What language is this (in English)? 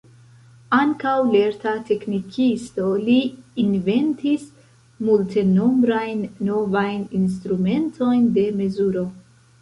Esperanto